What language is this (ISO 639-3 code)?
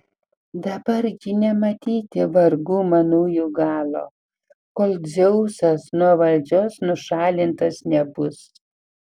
lit